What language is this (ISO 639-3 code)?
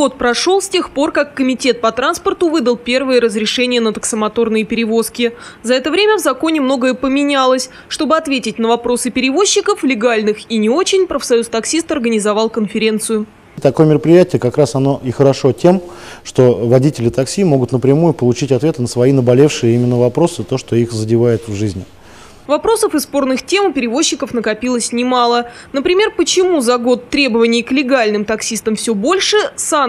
rus